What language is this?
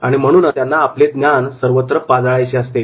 Marathi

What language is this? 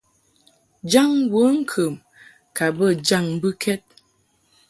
Mungaka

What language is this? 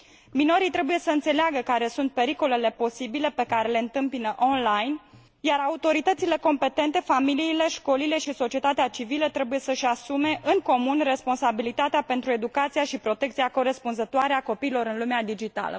Romanian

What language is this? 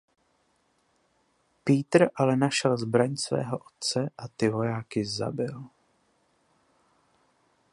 Czech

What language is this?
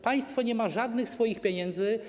Polish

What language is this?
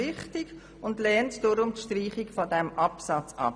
Swiss German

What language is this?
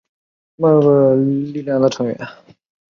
Chinese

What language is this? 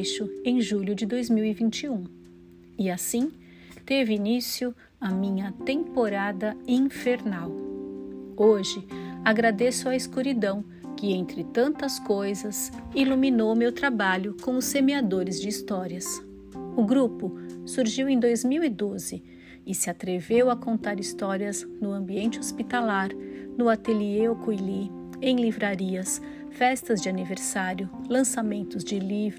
Portuguese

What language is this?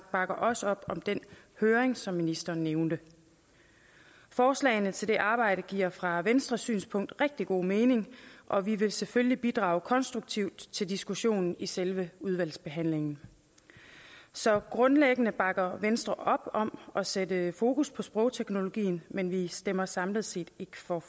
Danish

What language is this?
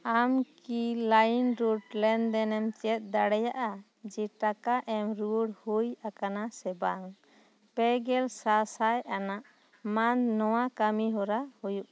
Santali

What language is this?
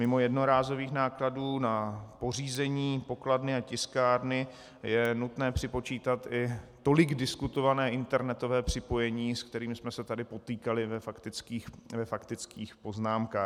Czech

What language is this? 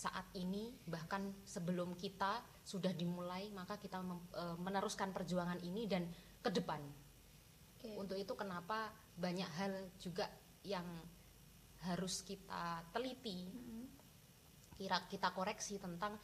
Indonesian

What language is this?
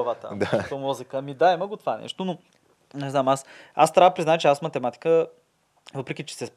Bulgarian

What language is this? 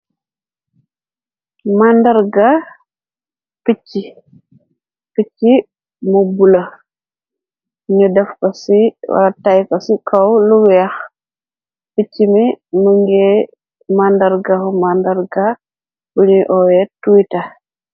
Wolof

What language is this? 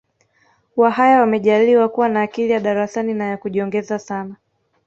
Swahili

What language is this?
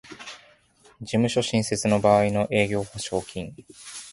Japanese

